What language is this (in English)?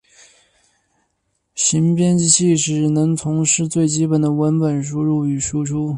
Chinese